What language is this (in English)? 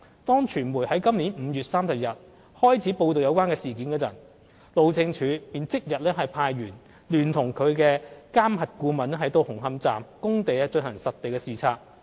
Cantonese